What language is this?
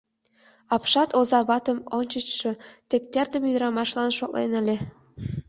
Mari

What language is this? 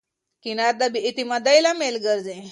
Pashto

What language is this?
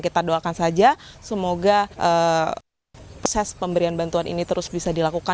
Indonesian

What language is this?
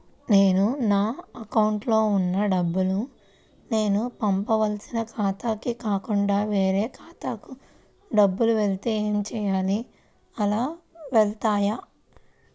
Telugu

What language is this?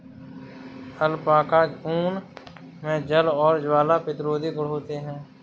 Hindi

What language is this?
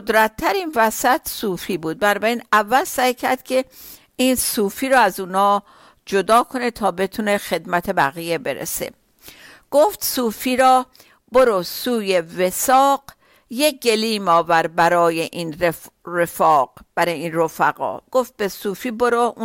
Persian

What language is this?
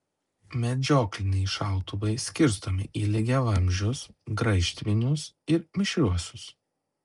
Lithuanian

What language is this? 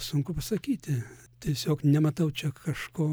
Lithuanian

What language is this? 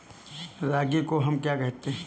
Hindi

